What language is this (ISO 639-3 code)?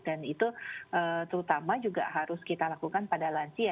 ind